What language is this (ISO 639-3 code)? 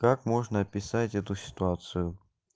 rus